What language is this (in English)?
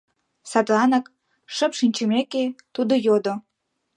Mari